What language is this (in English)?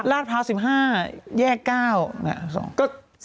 Thai